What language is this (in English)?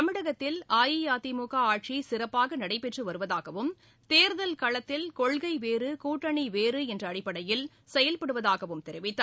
Tamil